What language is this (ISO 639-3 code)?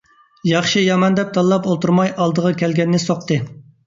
uig